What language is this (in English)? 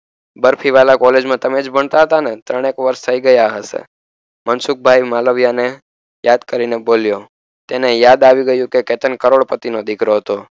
Gujarati